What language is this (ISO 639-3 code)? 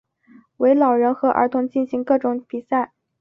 zho